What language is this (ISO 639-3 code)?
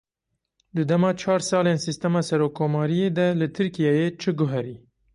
kur